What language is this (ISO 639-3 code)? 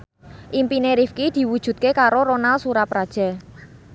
jav